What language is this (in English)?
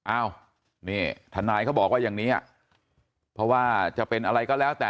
Thai